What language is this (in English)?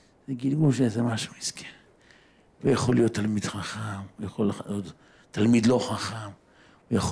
Hebrew